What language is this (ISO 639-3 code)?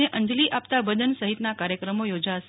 guj